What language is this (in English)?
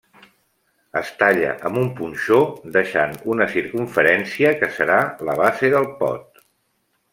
Catalan